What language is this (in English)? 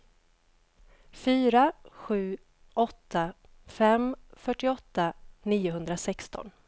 Swedish